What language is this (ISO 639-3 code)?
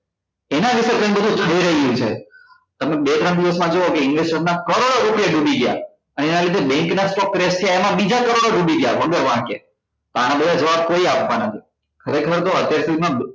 guj